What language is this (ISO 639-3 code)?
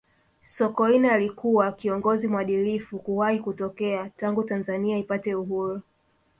swa